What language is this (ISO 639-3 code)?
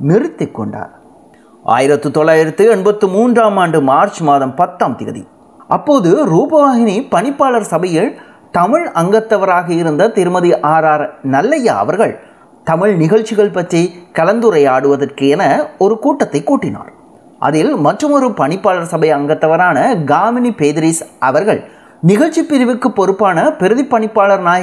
tam